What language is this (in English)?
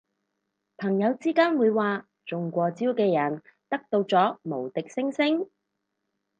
Cantonese